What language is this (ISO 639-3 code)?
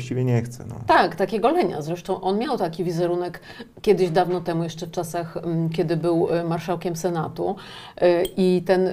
pol